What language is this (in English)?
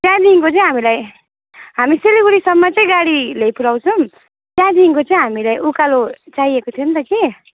Nepali